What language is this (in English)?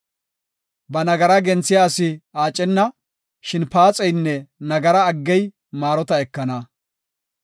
Gofa